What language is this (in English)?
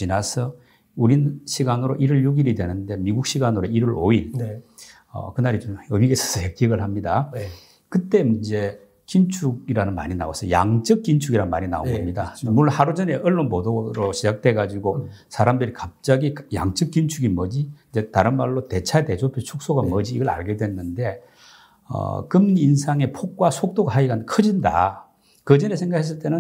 Korean